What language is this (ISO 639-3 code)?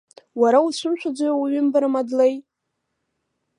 abk